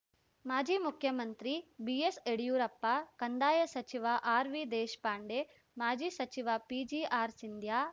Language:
Kannada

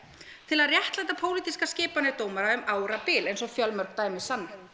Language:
Icelandic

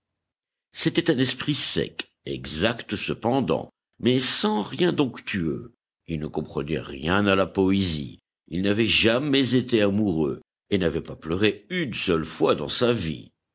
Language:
French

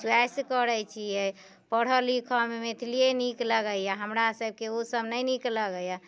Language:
Maithili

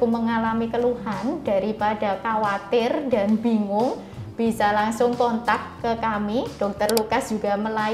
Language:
Indonesian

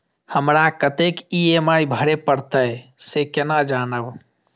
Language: Maithili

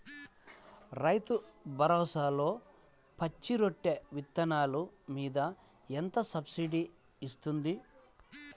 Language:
Telugu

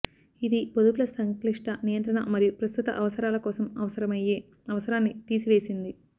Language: Telugu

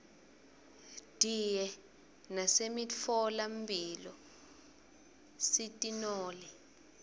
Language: Swati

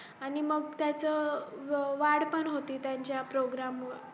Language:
Marathi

